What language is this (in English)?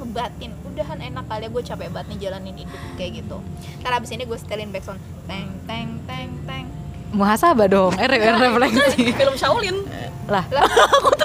Indonesian